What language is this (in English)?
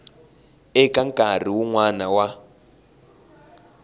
Tsonga